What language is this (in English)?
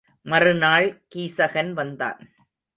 Tamil